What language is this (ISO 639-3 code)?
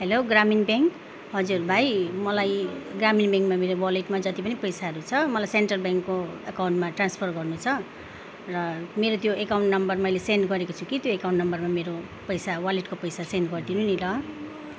nep